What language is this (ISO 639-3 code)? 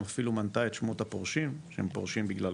heb